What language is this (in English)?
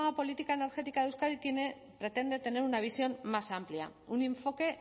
Spanish